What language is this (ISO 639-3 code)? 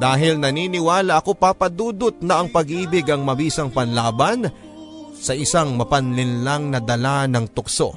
fil